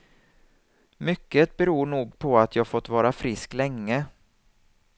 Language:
Swedish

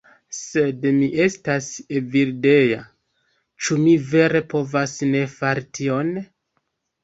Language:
Esperanto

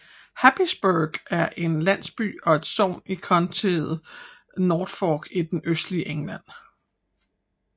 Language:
Danish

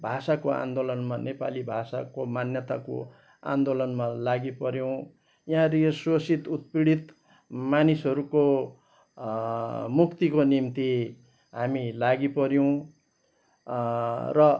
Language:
Nepali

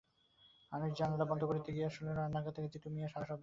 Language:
Bangla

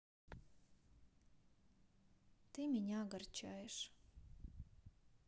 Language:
Russian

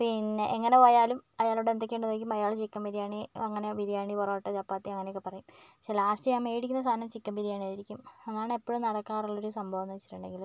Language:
Malayalam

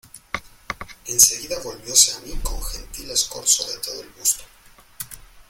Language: Spanish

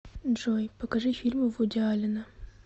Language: Russian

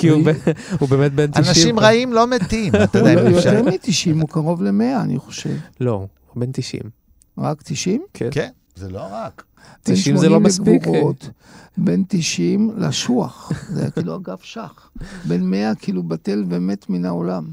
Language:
Hebrew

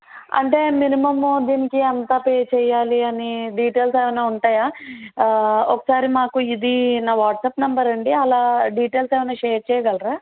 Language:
Telugu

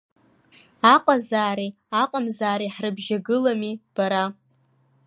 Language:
Abkhazian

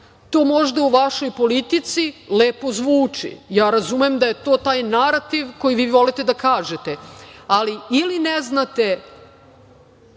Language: Serbian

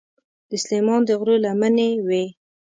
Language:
Pashto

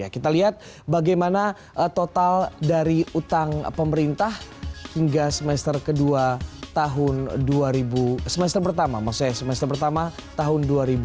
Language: Indonesian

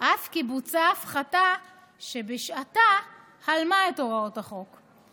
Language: Hebrew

